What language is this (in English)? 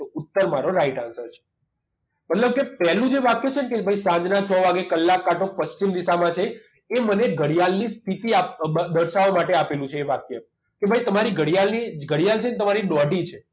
Gujarati